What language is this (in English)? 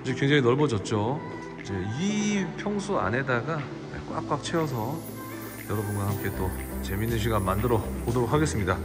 Korean